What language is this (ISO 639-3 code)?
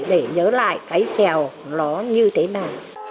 vie